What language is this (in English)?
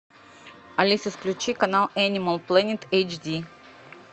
Russian